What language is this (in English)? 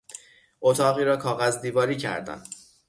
Persian